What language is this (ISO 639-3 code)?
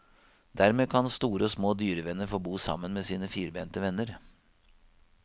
nor